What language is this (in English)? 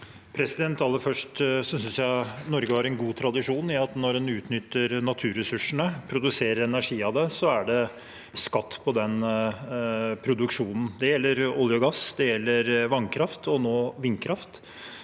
Norwegian